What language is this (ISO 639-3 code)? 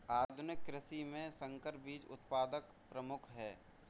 hin